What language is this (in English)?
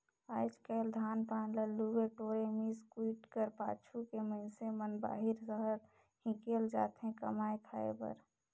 Chhattisgarhi